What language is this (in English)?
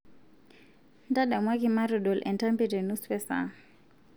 Masai